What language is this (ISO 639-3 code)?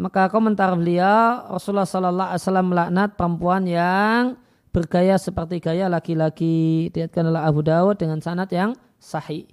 ind